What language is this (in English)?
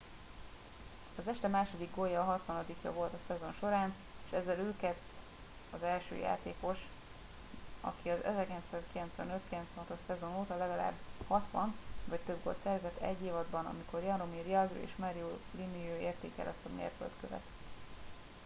Hungarian